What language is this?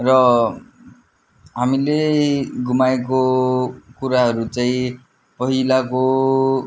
Nepali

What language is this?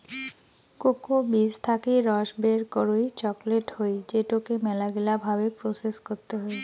Bangla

